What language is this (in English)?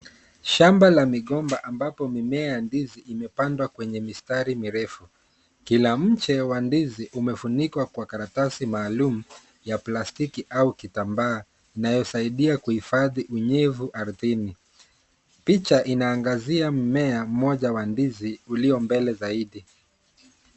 Swahili